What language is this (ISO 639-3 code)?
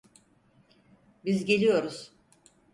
tur